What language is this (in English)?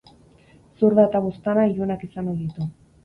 Basque